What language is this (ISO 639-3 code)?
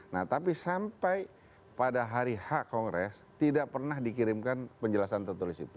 ind